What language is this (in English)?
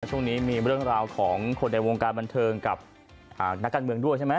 Thai